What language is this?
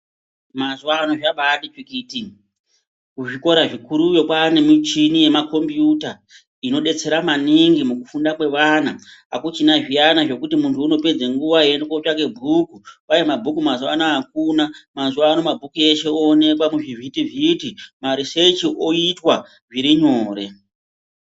Ndau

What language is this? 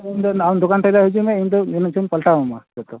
Santali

